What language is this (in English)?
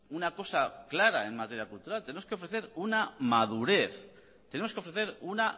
Spanish